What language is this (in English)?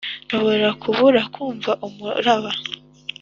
Kinyarwanda